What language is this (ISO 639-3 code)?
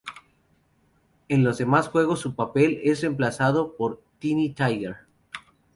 spa